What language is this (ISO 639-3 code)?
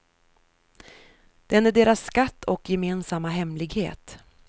swe